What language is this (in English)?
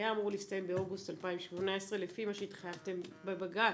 Hebrew